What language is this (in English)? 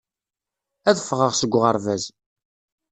Kabyle